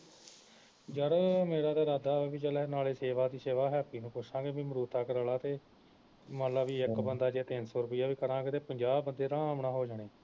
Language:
Punjabi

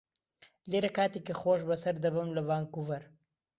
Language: Central Kurdish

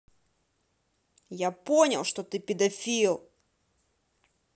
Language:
Russian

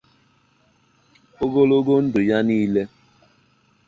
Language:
Igbo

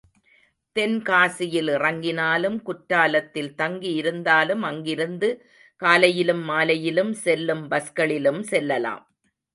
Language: Tamil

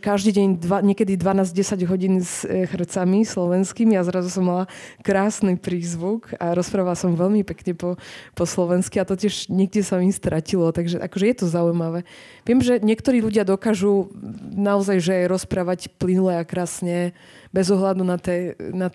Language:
Slovak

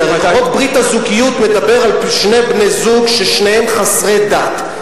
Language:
Hebrew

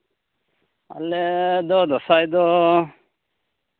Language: Santali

